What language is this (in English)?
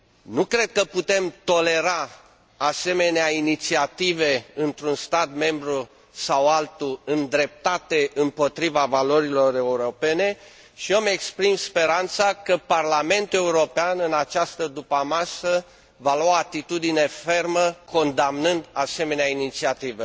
Romanian